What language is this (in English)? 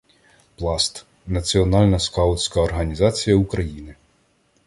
Ukrainian